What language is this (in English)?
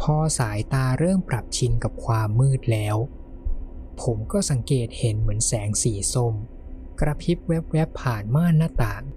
Thai